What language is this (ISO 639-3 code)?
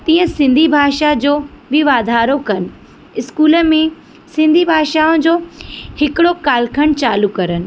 snd